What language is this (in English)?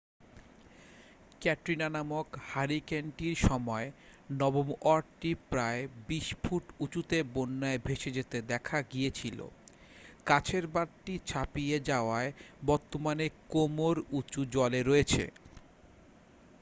Bangla